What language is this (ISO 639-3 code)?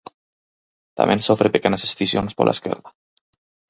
glg